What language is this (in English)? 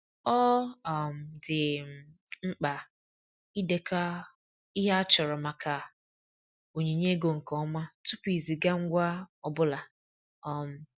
Igbo